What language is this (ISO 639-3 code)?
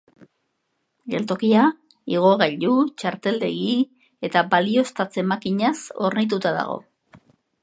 eus